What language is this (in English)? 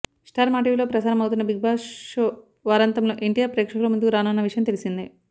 Telugu